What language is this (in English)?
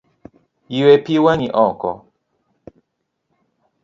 Luo (Kenya and Tanzania)